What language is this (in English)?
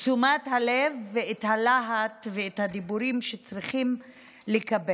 Hebrew